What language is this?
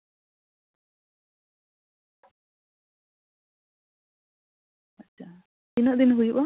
Santali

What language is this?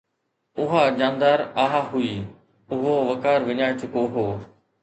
Sindhi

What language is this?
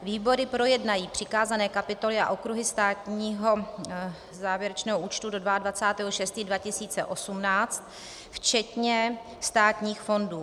Czech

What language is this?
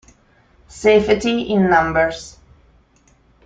Italian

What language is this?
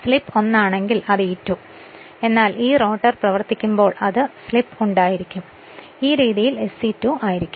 Malayalam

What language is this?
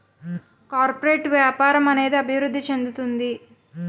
Telugu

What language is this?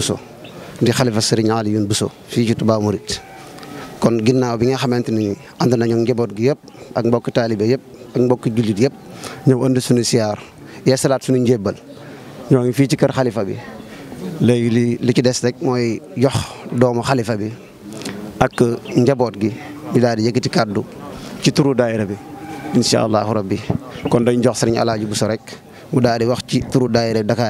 Indonesian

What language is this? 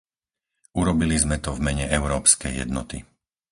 Slovak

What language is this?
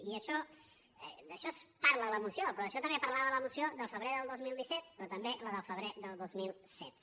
Catalan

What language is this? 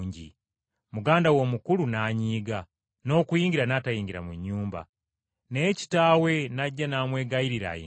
Ganda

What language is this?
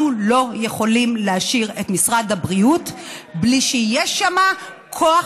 Hebrew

